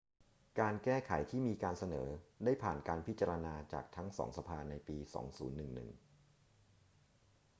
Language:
Thai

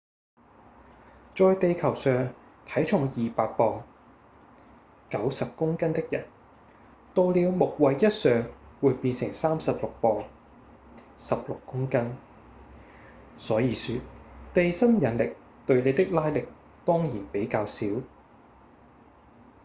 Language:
Cantonese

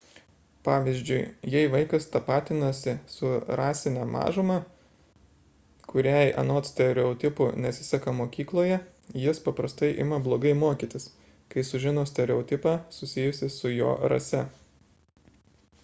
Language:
Lithuanian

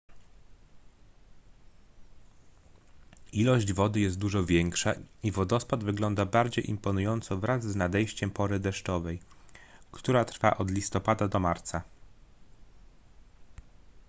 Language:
Polish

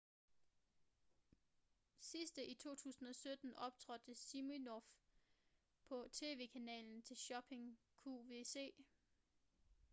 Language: Danish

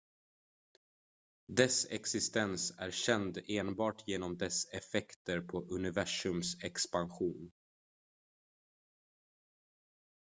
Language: Swedish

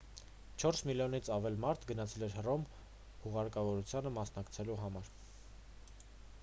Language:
Armenian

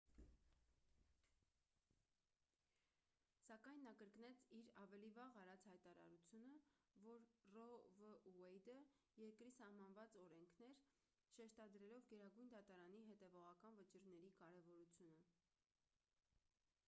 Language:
Armenian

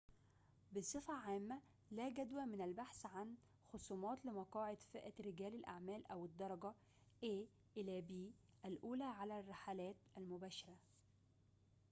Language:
Arabic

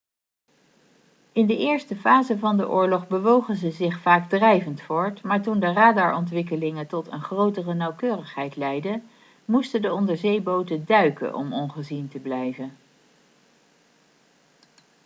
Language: Dutch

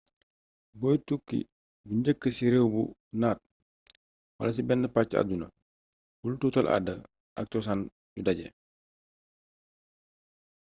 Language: Wolof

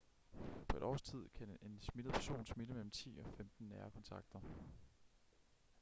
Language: Danish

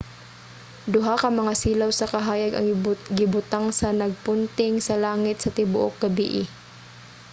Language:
Cebuano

